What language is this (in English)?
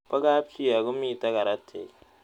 Kalenjin